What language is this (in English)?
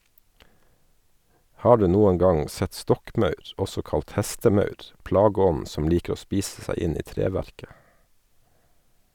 Norwegian